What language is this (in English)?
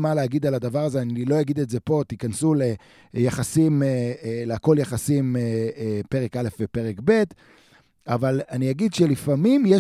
Hebrew